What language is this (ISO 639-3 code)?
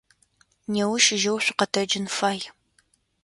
ady